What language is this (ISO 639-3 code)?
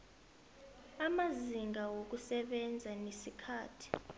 nbl